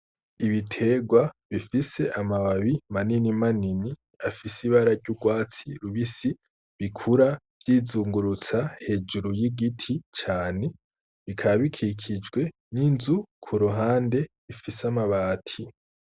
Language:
Rundi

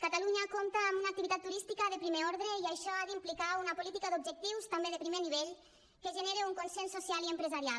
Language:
Catalan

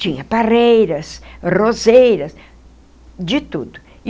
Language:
Portuguese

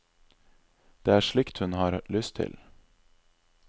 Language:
Norwegian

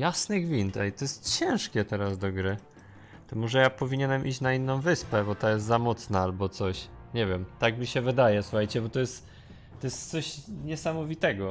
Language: Polish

